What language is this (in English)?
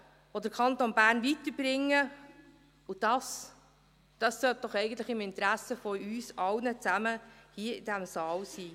Swiss German